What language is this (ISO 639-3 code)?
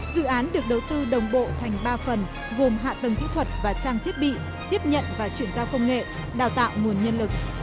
vie